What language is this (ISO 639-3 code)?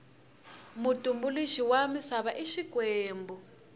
tso